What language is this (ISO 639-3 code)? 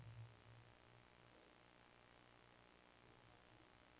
nor